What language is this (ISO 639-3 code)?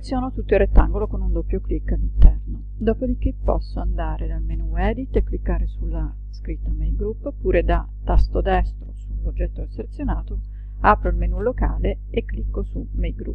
ita